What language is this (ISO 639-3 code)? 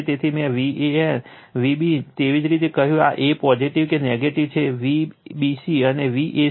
guj